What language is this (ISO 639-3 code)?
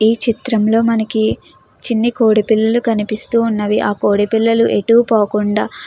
tel